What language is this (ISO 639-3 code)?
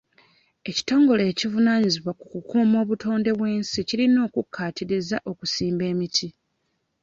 lug